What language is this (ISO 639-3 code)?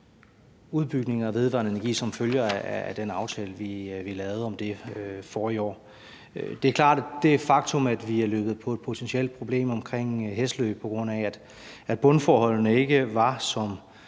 dan